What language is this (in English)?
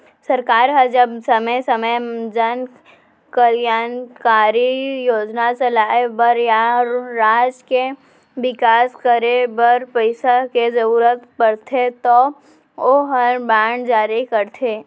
Chhattisgarhi